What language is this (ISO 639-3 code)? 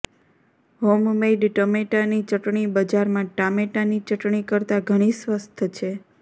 guj